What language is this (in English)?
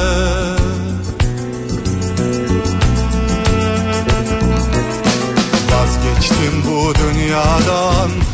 Turkish